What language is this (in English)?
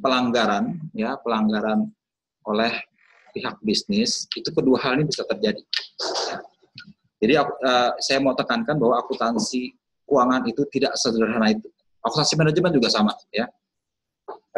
Indonesian